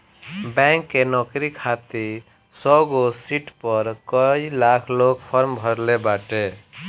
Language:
Bhojpuri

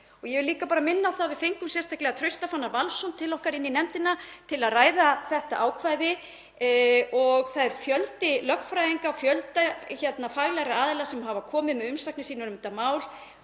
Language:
Icelandic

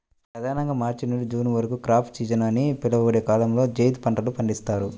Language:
Telugu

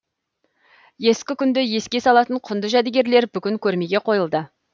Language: Kazakh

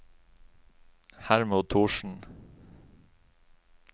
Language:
Norwegian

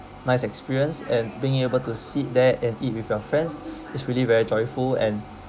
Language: English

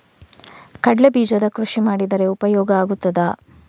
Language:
Kannada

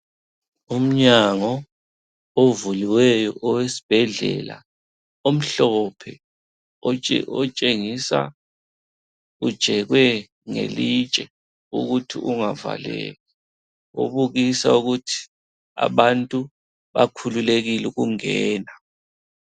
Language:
North Ndebele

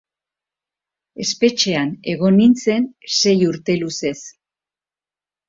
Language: Basque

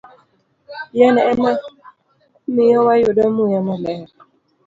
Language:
Luo (Kenya and Tanzania)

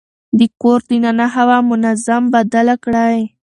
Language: Pashto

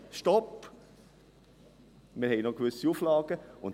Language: Swiss German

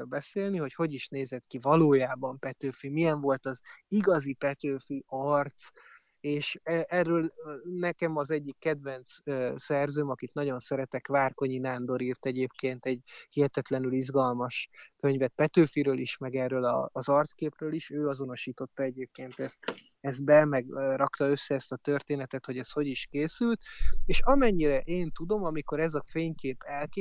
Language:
Hungarian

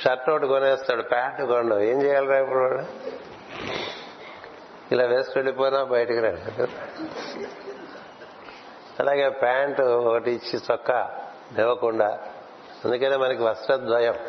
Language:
Telugu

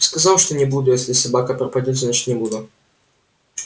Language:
Russian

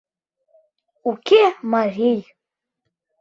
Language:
Mari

